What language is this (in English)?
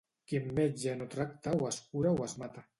Catalan